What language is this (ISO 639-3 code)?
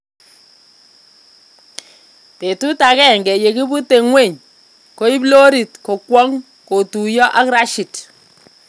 kln